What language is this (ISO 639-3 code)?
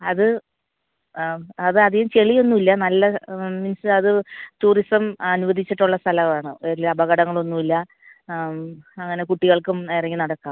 mal